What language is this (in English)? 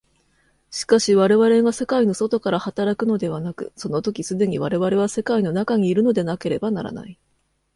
Japanese